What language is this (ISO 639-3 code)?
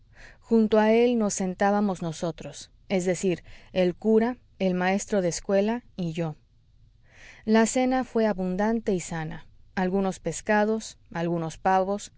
spa